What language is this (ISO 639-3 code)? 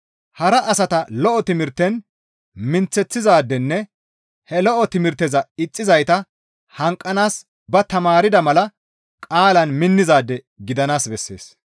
gmv